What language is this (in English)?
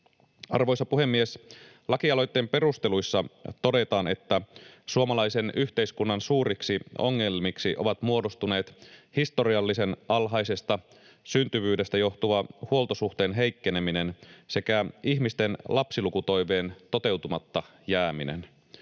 Finnish